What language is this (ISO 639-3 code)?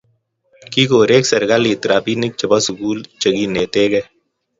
kln